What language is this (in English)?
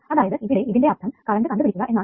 Malayalam